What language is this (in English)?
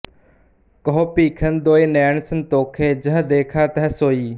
Punjabi